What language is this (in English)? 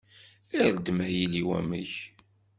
Kabyle